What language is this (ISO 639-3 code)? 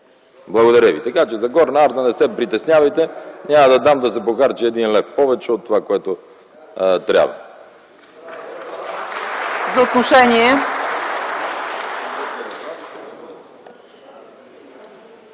bul